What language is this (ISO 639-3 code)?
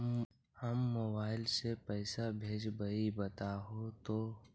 mag